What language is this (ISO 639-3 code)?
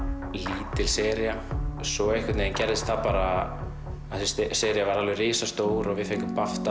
isl